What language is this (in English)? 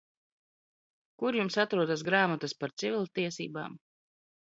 Latvian